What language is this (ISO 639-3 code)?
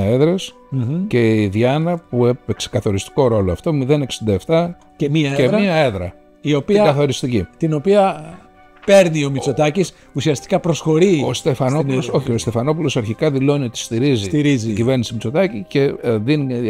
ell